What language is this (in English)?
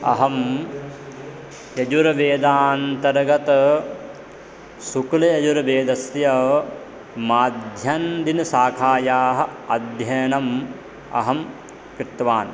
Sanskrit